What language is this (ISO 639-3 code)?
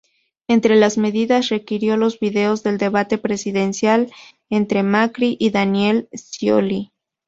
spa